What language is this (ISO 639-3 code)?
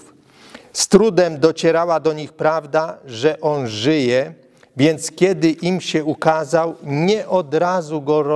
pol